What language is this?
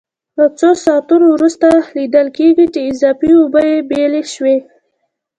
Pashto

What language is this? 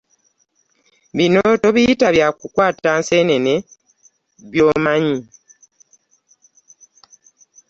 Ganda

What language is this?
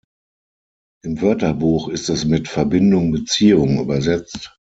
German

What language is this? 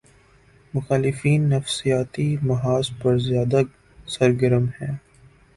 Urdu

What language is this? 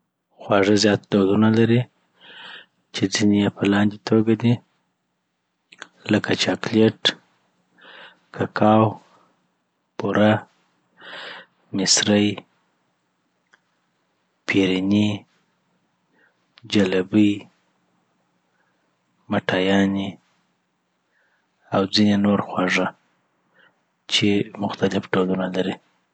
Southern Pashto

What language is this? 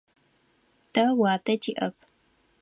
Adyghe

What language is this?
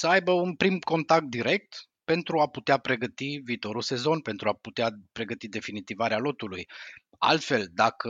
Romanian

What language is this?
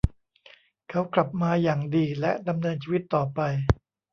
Thai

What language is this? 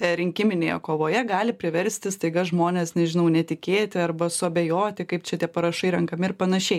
Lithuanian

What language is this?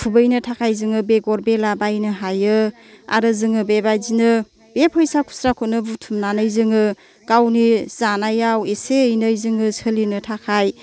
Bodo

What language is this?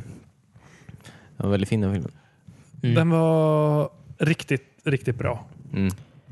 Swedish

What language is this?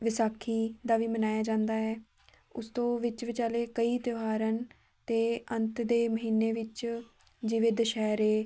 Punjabi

